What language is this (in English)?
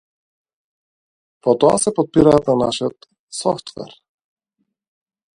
Macedonian